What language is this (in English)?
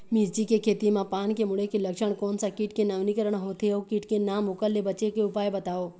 Chhattisgarhi